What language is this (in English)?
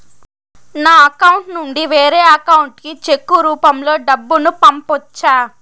Telugu